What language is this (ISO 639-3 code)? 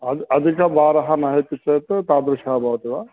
san